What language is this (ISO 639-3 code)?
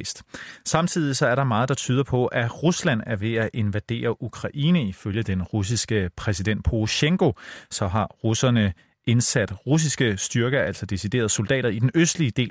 dan